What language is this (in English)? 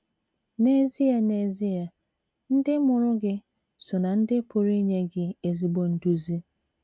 Igbo